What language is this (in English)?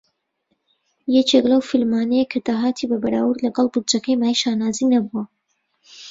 Central Kurdish